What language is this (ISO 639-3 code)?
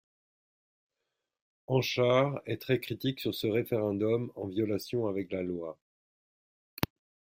fra